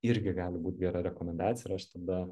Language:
Lithuanian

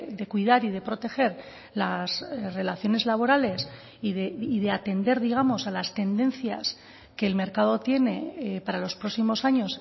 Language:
Spanish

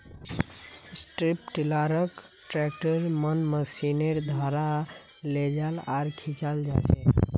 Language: Magahi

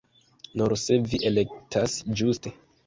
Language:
Esperanto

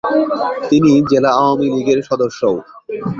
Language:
Bangla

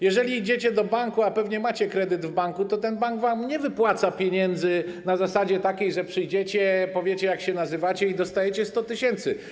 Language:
Polish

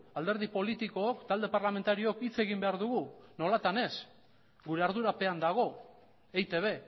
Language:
Basque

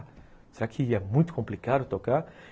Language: Portuguese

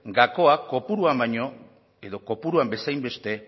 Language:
Basque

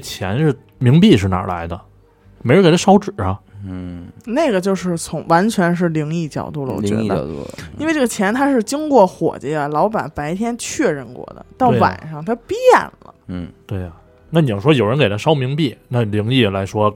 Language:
Chinese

